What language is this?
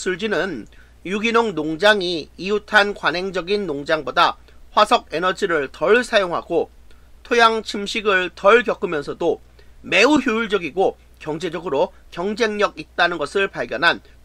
Korean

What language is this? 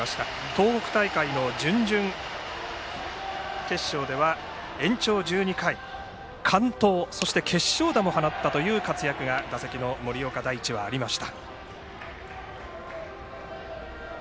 Japanese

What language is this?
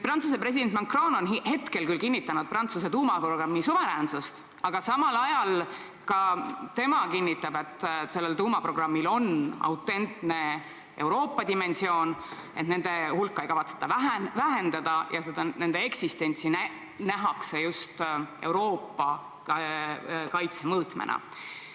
Estonian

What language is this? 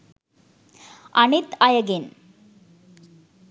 Sinhala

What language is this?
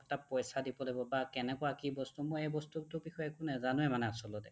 Assamese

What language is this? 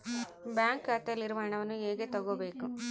Kannada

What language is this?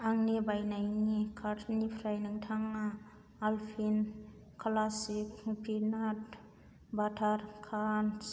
Bodo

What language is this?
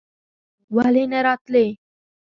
Pashto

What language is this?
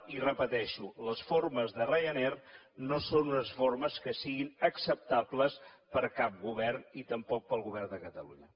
Catalan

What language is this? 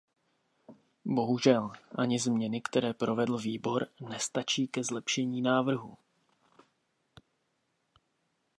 Czech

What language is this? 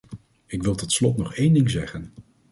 Dutch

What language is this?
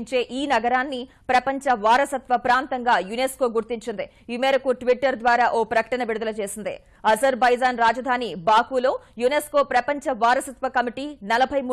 Telugu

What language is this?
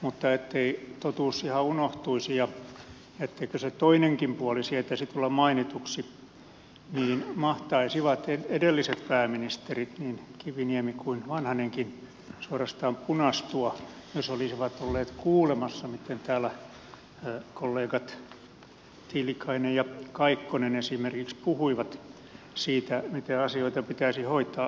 Finnish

